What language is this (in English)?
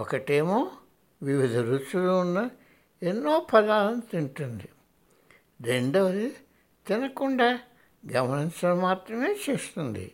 Telugu